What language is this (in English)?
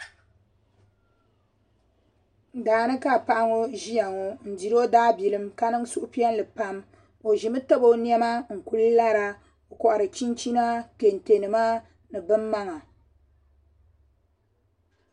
Dagbani